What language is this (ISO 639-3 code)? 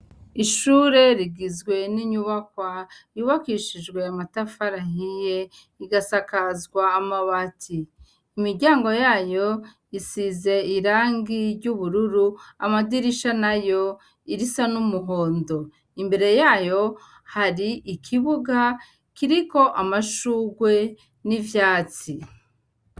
run